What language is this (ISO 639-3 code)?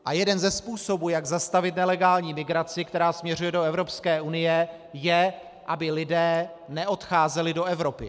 ces